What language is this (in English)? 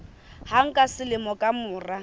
Southern Sotho